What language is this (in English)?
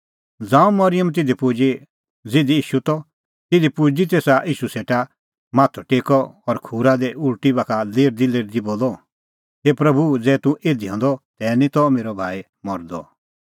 Kullu Pahari